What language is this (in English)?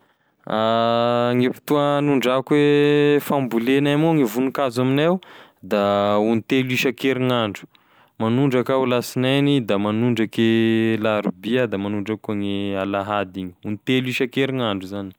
Tesaka Malagasy